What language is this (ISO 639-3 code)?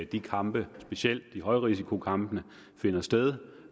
dan